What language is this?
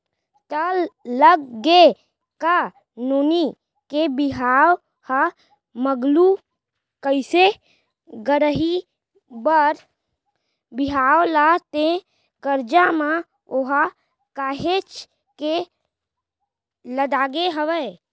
Chhattisgarhi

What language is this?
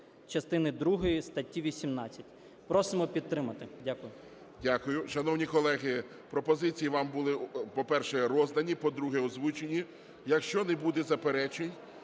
Ukrainian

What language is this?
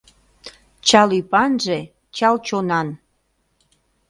Mari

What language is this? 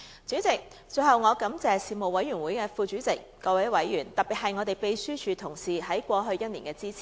Cantonese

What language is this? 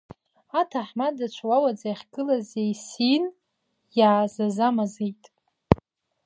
Abkhazian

